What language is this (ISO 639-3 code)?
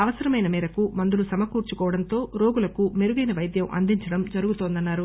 tel